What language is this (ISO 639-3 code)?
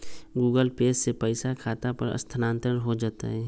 mag